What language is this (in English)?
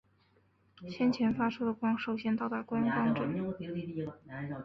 Chinese